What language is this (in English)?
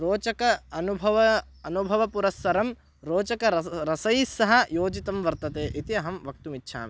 Sanskrit